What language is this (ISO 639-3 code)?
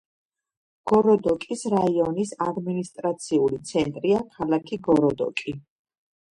kat